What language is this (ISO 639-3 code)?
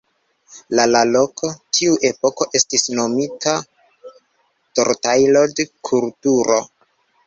epo